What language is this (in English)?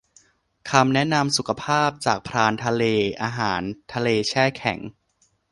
Thai